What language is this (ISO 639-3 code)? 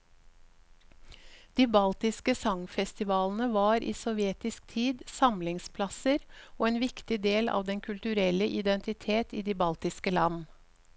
nor